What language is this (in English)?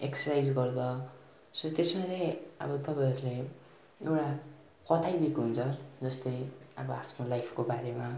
Nepali